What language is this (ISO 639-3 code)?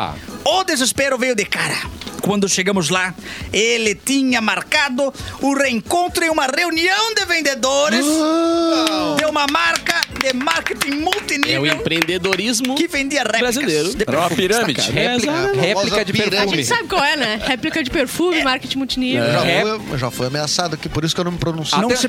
por